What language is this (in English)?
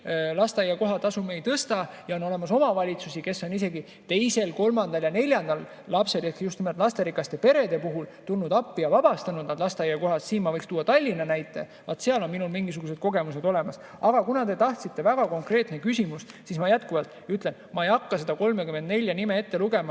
Estonian